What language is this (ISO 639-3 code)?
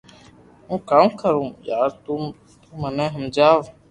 lrk